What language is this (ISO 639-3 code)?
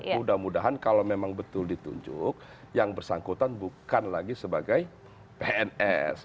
ind